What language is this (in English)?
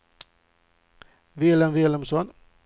Swedish